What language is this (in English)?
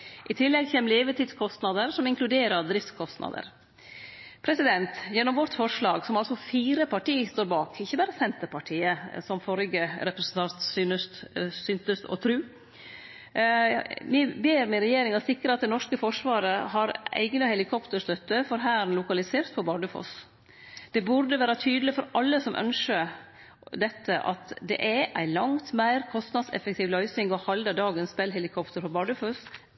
Norwegian Nynorsk